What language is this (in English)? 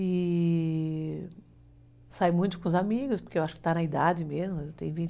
Portuguese